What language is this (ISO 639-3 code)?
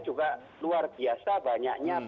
ind